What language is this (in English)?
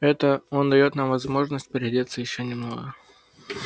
Russian